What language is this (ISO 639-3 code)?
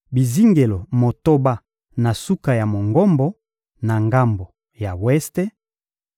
lin